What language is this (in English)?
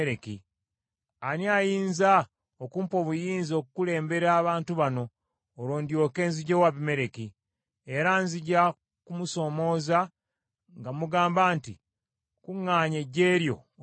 Ganda